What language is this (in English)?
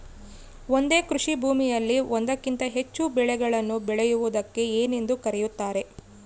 Kannada